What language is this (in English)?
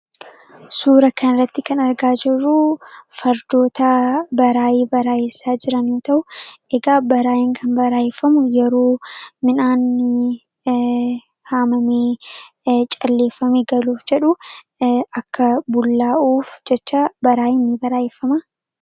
Oromo